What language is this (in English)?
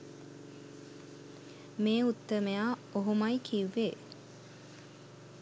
Sinhala